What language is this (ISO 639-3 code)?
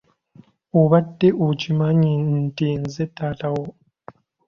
lug